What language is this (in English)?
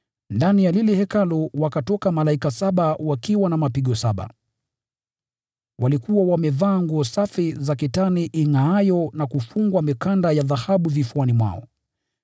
Swahili